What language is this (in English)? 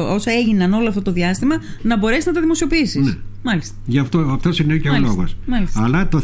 Greek